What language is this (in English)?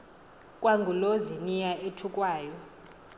Xhosa